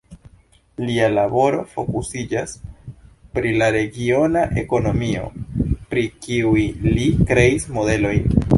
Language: Esperanto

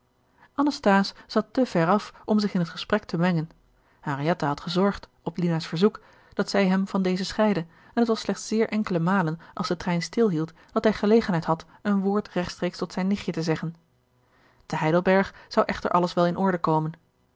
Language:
Dutch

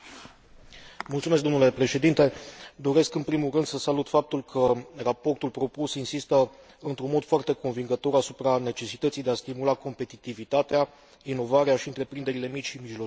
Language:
Romanian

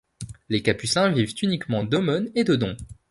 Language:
French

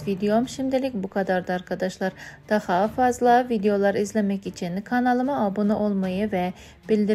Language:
Turkish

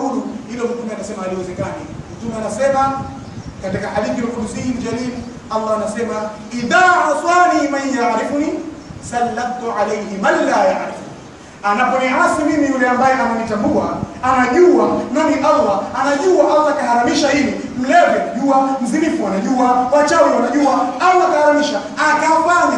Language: Arabic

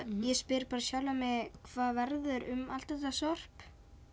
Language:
Icelandic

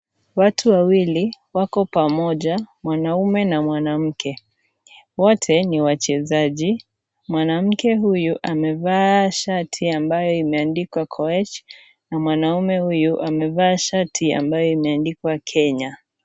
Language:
Swahili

